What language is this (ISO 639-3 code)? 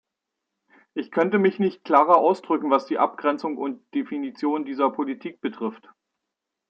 deu